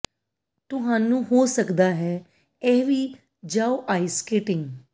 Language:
Punjabi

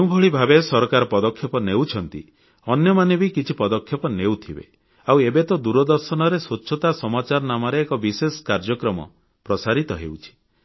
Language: Odia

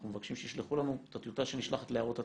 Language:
Hebrew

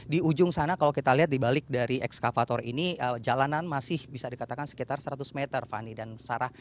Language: Indonesian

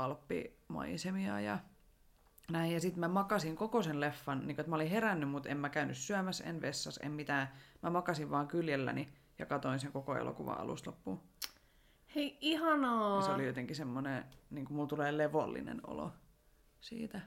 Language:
Finnish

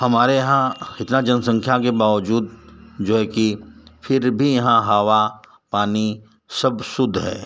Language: Hindi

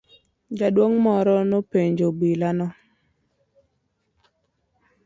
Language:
Luo (Kenya and Tanzania)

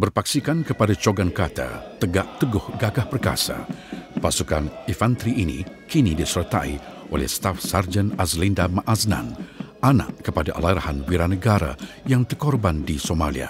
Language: Malay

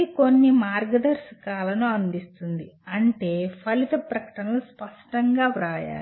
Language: Telugu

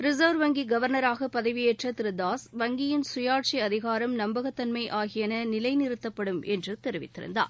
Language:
Tamil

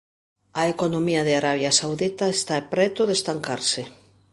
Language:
Galician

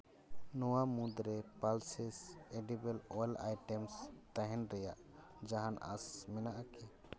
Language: Santali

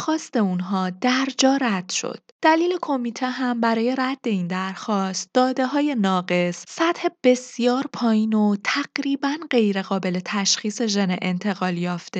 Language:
Persian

